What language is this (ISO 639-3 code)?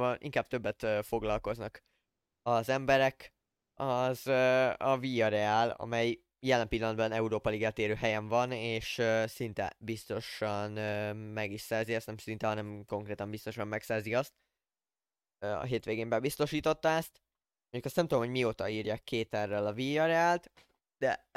hun